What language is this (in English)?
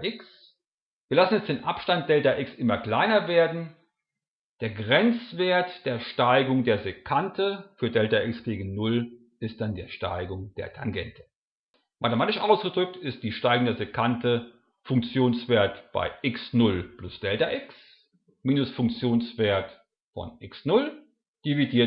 German